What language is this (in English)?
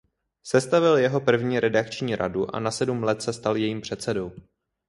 Czech